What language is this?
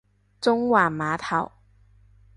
Cantonese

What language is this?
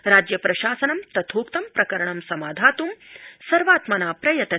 Sanskrit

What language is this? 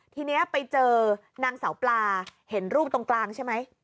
Thai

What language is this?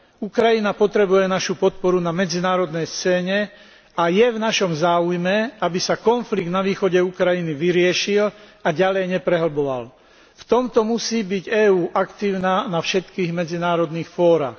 Slovak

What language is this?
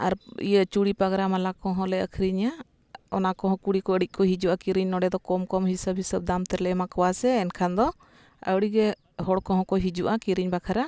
Santali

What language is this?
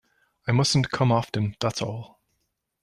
English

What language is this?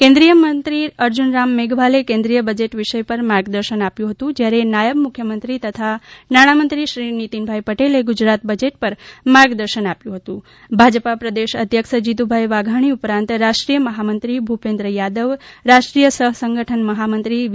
Gujarati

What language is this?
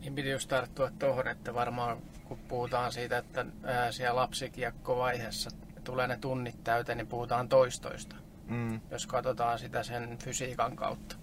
Finnish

